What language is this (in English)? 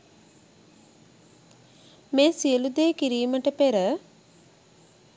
Sinhala